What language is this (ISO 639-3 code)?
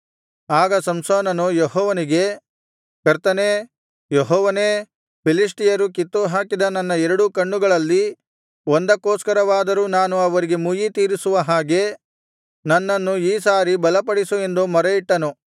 kan